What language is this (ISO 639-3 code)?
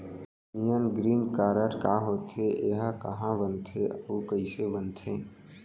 hne